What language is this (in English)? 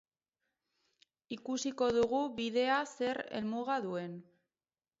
Basque